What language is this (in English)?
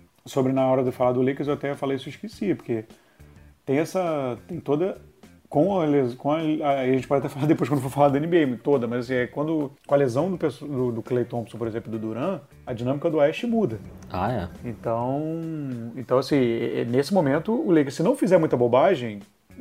Portuguese